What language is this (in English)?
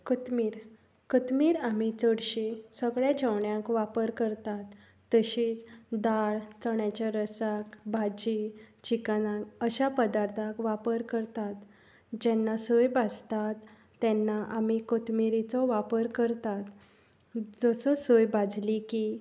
Konkani